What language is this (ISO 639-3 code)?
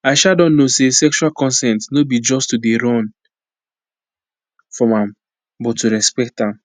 pcm